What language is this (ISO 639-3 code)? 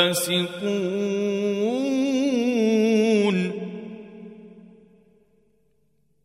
ara